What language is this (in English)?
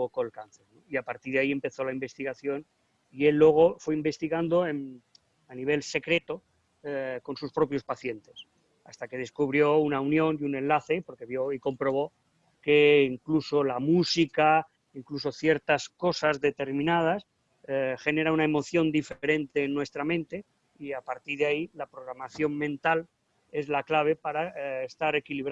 Spanish